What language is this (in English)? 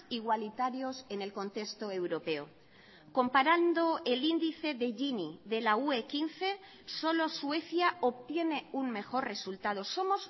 Spanish